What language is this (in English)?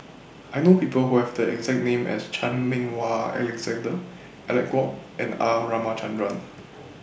English